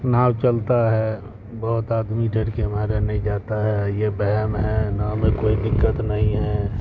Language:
Urdu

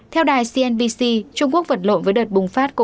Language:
Vietnamese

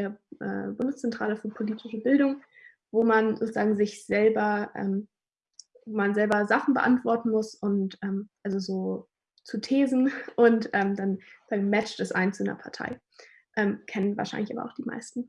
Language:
German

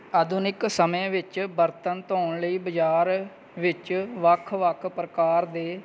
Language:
Punjabi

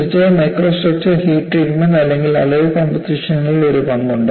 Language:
Malayalam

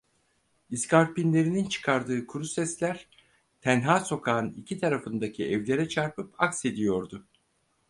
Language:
Turkish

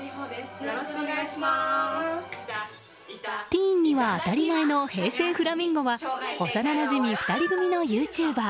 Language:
Japanese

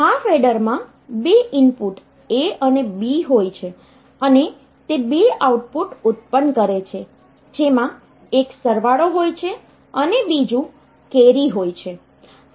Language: Gujarati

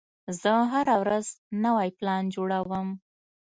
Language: Pashto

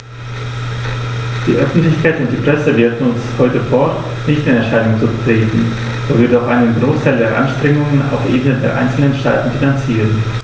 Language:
German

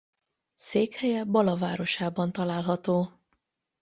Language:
Hungarian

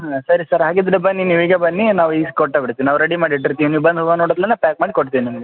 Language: Kannada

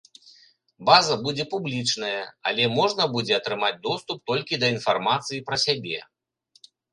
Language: Belarusian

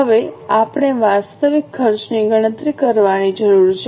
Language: Gujarati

